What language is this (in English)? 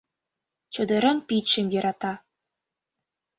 Mari